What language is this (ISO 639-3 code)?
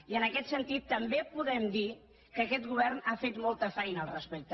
cat